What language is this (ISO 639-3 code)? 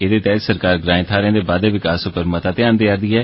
doi